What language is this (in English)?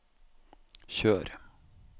Norwegian